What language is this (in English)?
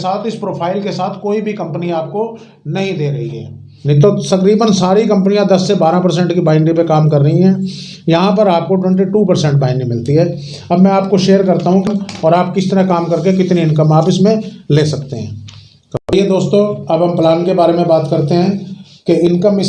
Hindi